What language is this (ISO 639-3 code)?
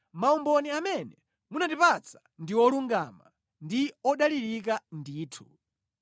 nya